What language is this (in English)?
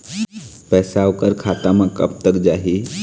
Chhattisgarhi